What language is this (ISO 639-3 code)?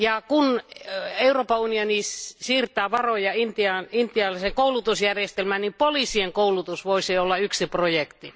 fin